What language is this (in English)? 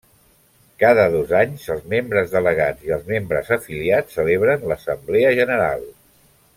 Catalan